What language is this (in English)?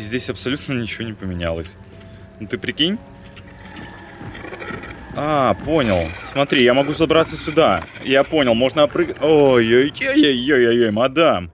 Russian